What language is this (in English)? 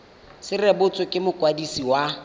Tswana